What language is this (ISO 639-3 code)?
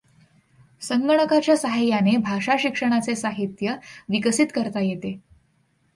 mar